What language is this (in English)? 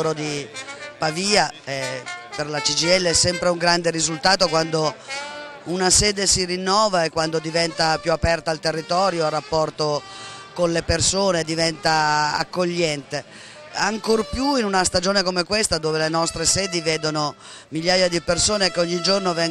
Italian